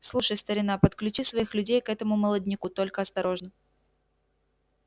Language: Russian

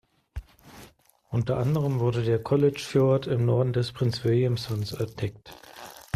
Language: German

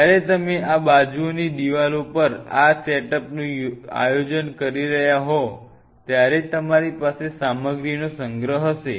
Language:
Gujarati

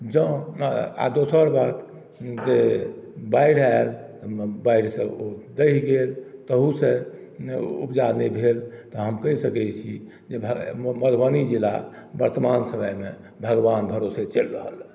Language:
Maithili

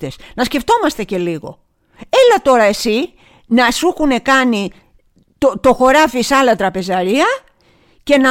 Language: Greek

